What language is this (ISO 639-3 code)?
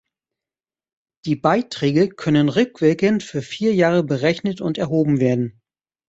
deu